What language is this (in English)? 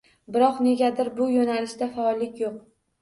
Uzbek